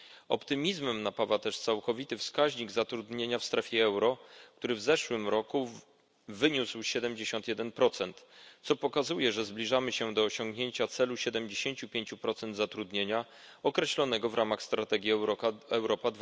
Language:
Polish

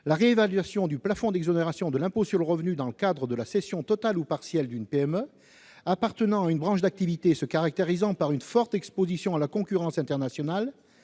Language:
French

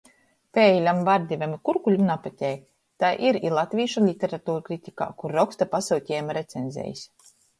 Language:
Latgalian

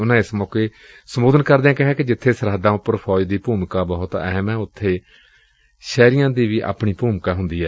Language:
Punjabi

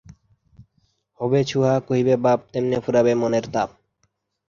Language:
Bangla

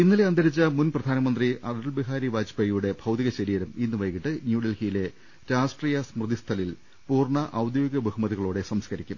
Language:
Malayalam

